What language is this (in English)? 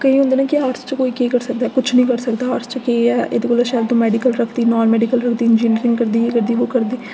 Dogri